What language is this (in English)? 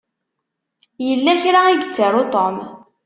Kabyle